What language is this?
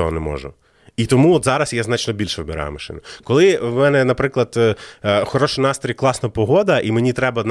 Ukrainian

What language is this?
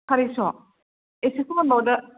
Bodo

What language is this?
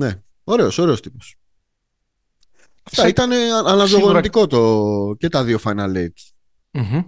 Greek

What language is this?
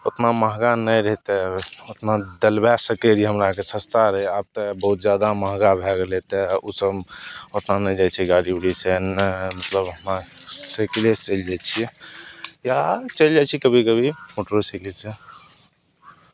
Maithili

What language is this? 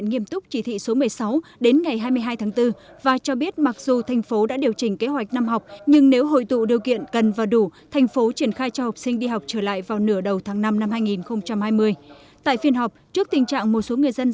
Vietnamese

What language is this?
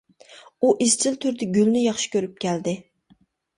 Uyghur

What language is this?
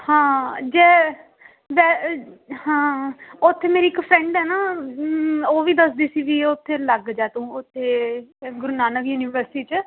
Punjabi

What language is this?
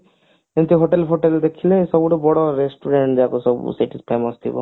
Odia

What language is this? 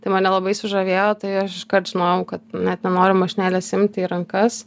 Lithuanian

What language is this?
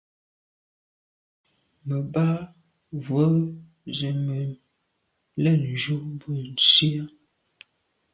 Medumba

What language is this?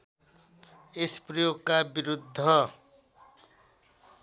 Nepali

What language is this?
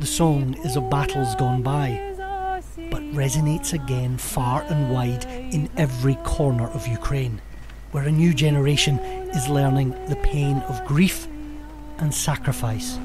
Polish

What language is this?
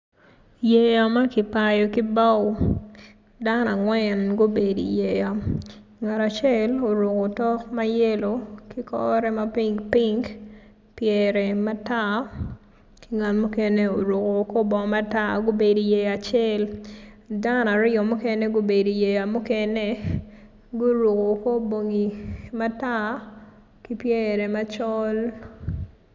Acoli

